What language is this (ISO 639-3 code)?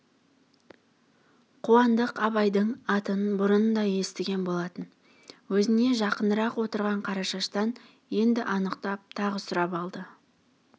kaz